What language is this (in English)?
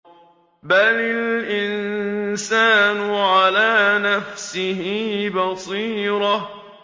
Arabic